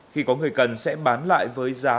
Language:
Vietnamese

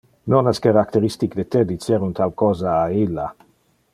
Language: Interlingua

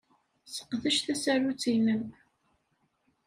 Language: Kabyle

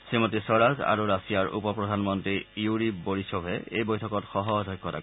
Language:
Assamese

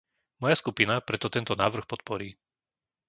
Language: Slovak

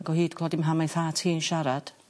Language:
Welsh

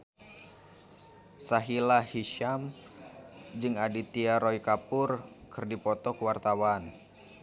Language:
Sundanese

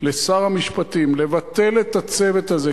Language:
Hebrew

